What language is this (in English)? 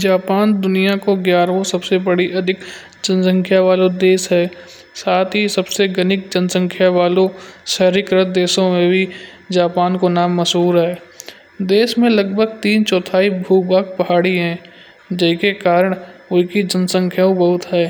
Kanauji